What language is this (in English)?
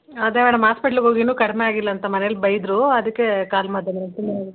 Kannada